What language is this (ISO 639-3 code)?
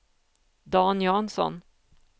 swe